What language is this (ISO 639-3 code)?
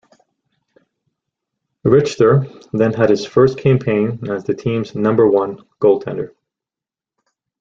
eng